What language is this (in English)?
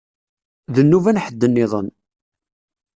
Kabyle